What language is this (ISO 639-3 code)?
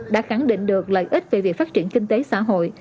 vie